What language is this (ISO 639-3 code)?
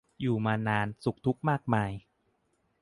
tha